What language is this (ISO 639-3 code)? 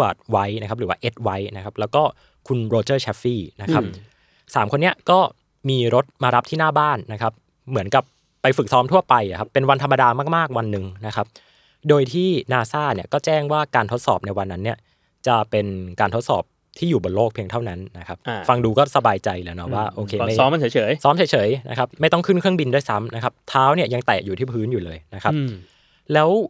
tha